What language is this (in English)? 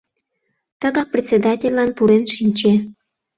Mari